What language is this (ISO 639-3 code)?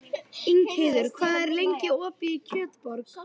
isl